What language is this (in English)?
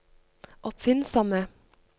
Norwegian